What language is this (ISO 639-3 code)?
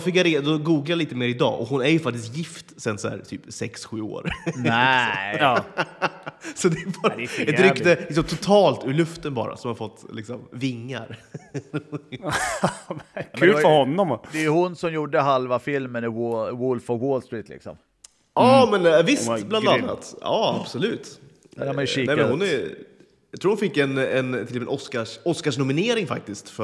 swe